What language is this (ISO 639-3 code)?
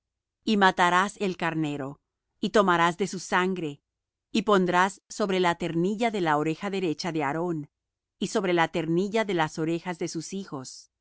spa